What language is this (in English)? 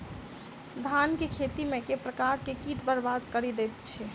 Maithili